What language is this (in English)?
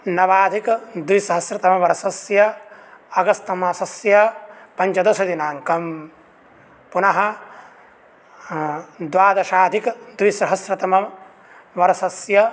Sanskrit